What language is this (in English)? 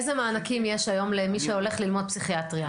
Hebrew